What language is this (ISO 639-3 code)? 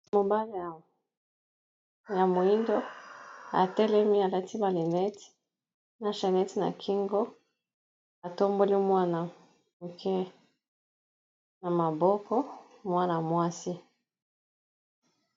lin